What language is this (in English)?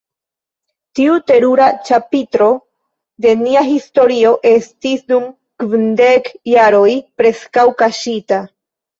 Esperanto